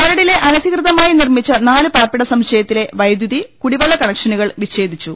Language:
Malayalam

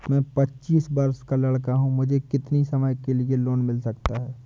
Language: Hindi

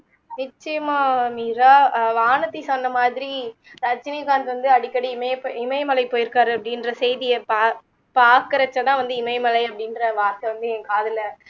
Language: Tamil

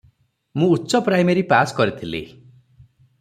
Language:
Odia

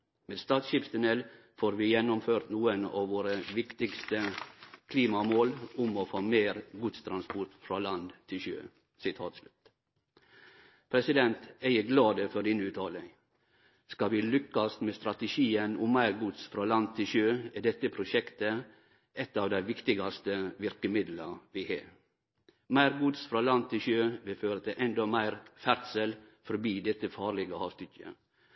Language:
Norwegian Nynorsk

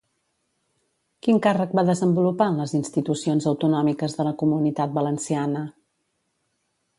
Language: Catalan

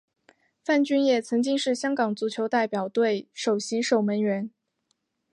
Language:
Chinese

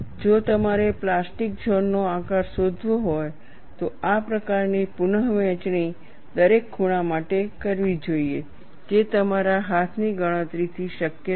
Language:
Gujarati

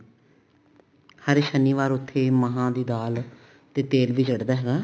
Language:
Punjabi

